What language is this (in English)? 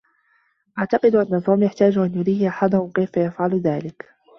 Arabic